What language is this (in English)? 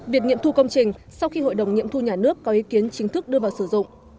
Vietnamese